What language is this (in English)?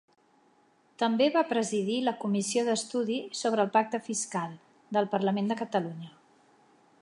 Catalan